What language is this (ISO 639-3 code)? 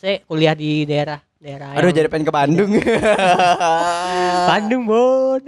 ind